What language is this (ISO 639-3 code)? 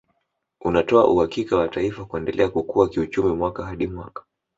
swa